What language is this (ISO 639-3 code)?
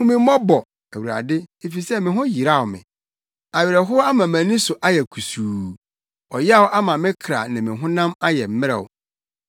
aka